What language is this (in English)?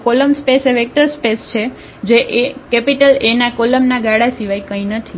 Gujarati